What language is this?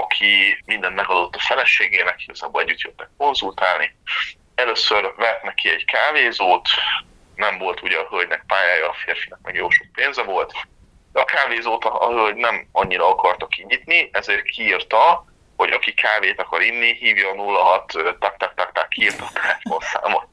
Hungarian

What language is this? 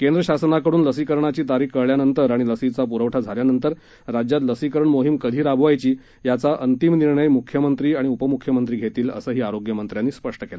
Marathi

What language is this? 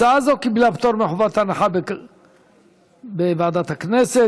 Hebrew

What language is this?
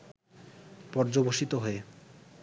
Bangla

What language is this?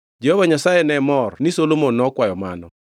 Luo (Kenya and Tanzania)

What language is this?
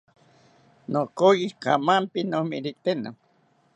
South Ucayali Ashéninka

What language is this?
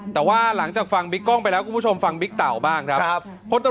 Thai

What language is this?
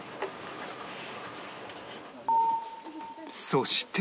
Japanese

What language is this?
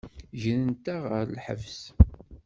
Kabyle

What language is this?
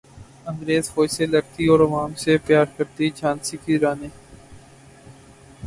Urdu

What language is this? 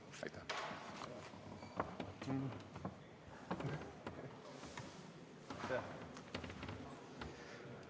Estonian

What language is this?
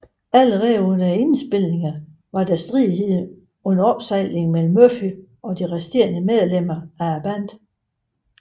Danish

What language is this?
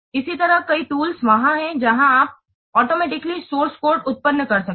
Hindi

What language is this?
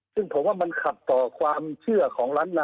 Thai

